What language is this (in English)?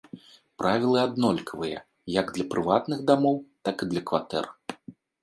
Belarusian